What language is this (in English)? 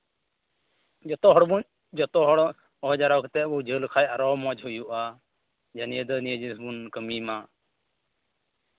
Santali